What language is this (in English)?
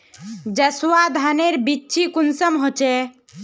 Magahi